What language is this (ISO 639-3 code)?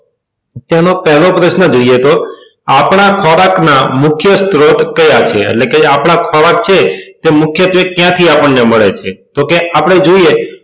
guj